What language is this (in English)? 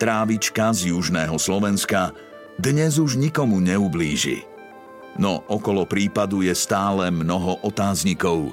Slovak